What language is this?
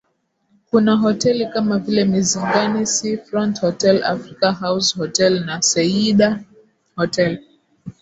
Swahili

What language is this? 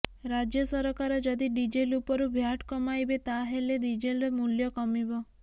Odia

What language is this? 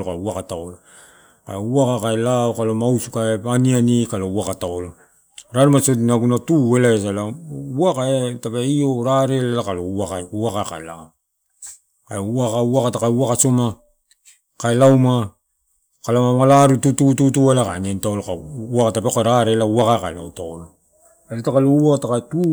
Torau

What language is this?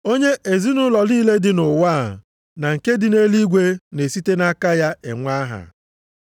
Igbo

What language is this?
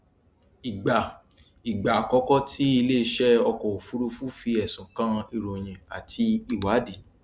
Yoruba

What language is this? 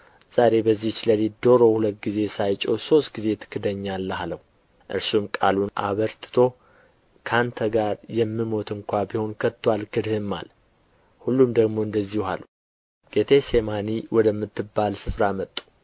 Amharic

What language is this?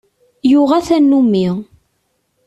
Kabyle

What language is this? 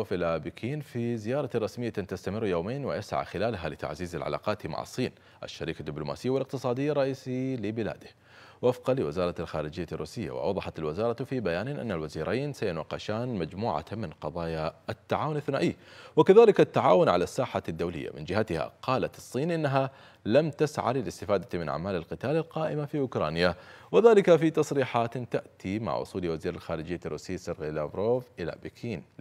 Arabic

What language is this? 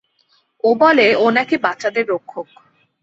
Bangla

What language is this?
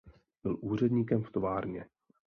Czech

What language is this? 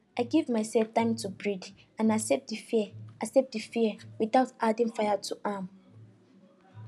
Nigerian Pidgin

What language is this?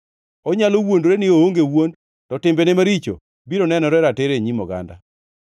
Luo (Kenya and Tanzania)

